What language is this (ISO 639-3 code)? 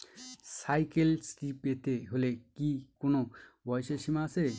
ben